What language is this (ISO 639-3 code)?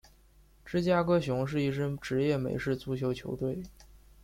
zho